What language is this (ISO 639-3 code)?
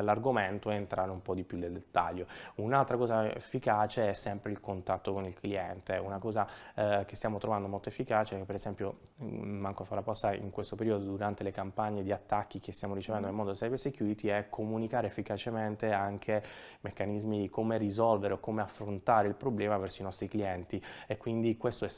ita